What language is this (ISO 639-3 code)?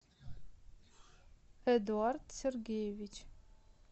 rus